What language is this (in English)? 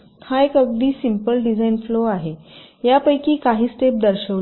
Marathi